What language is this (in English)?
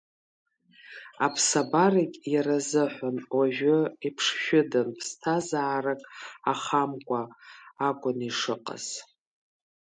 Abkhazian